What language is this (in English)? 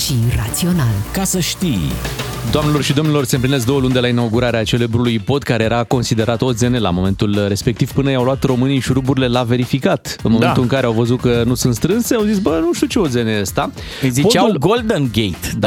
Romanian